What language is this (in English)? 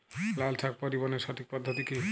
Bangla